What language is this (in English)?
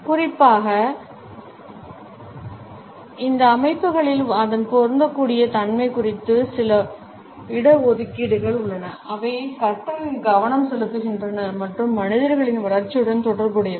Tamil